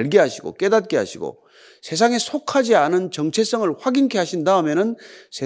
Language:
Korean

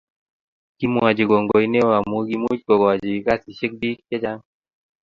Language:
Kalenjin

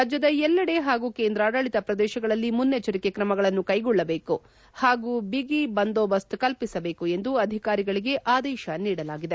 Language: Kannada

